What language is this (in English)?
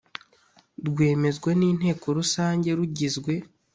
Kinyarwanda